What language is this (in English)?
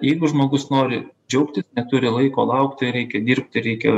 Lithuanian